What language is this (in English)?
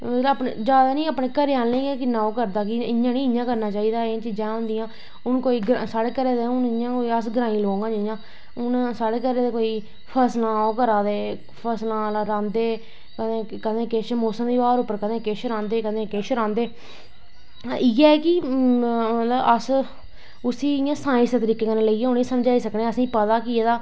Dogri